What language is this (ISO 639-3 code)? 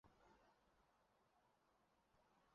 zho